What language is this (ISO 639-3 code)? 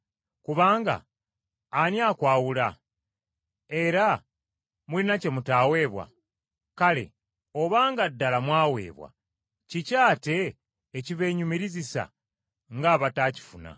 lug